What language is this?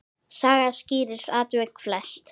Icelandic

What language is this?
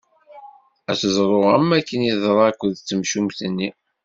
Kabyle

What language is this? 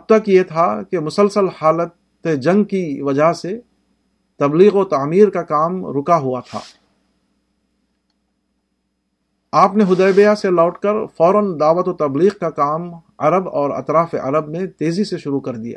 Urdu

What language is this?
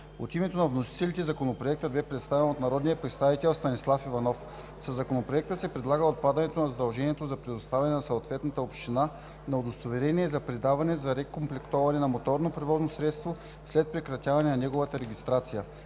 Bulgarian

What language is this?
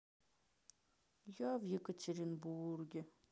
Russian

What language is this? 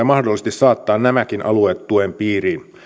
Finnish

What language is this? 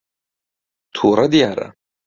Central Kurdish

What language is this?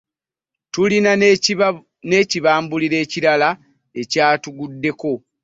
Ganda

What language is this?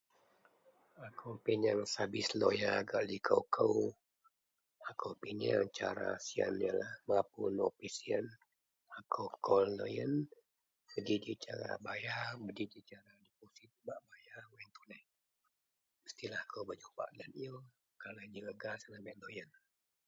Central Melanau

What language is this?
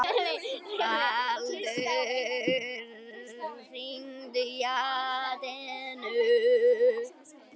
Icelandic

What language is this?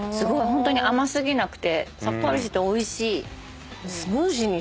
Japanese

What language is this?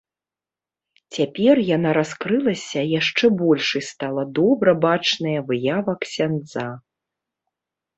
Belarusian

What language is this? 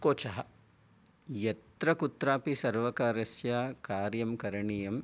Sanskrit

